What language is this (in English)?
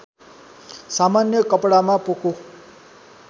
Nepali